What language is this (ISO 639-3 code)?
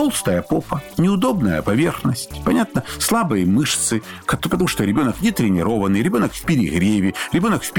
rus